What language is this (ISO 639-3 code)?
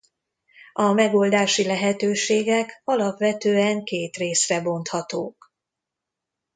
hun